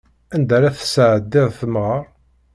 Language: Kabyle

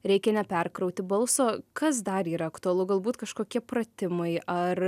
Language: Lithuanian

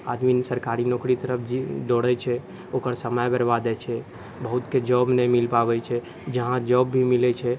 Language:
Maithili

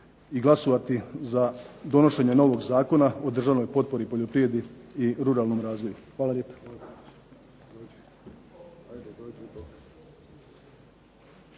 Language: Croatian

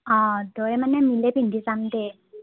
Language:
Assamese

